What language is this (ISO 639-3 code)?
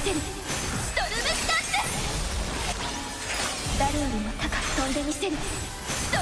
jpn